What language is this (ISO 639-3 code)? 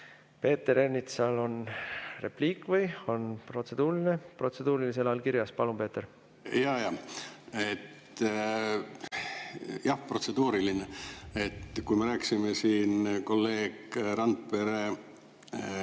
est